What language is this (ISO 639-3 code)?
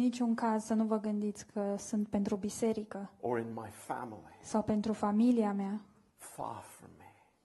ron